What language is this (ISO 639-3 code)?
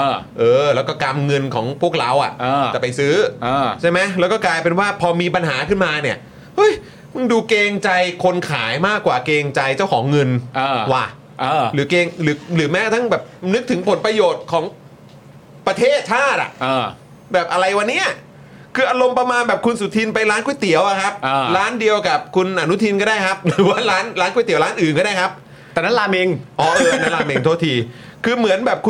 tha